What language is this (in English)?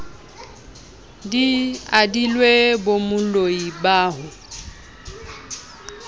Southern Sotho